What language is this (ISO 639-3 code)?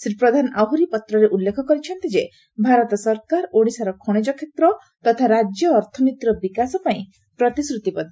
ori